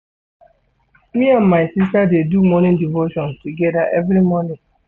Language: Nigerian Pidgin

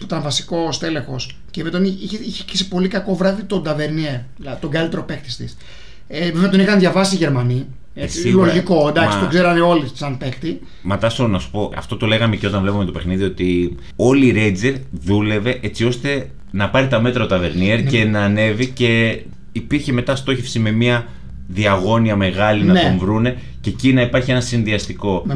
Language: Greek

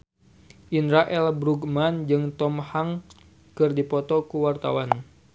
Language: Sundanese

